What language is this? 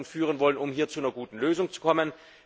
German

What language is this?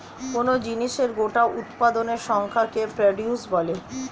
Bangla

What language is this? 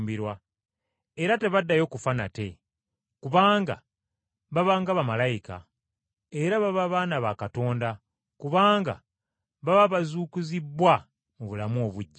Ganda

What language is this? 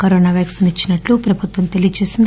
Telugu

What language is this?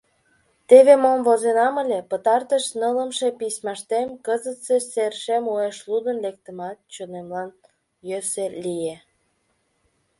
Mari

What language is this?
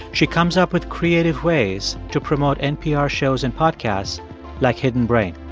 English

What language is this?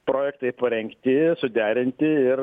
Lithuanian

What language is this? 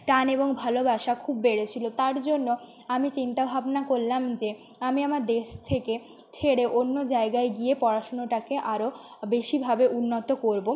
Bangla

